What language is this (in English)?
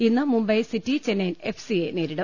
Malayalam